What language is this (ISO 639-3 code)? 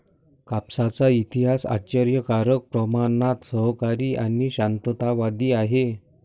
mar